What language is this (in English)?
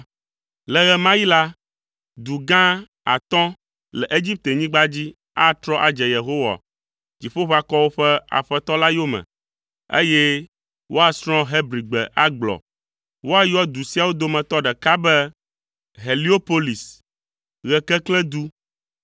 Ewe